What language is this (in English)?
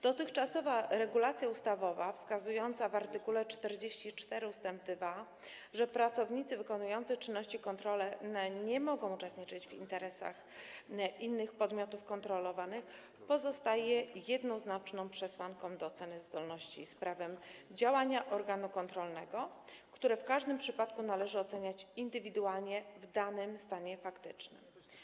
Polish